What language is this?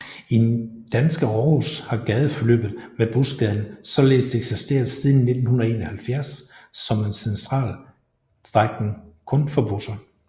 Danish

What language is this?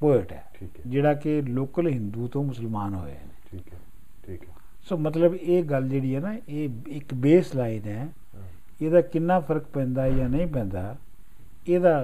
Punjabi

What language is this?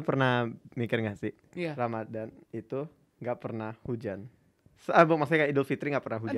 Indonesian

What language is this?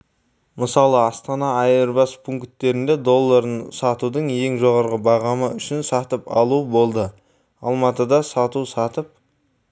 Kazakh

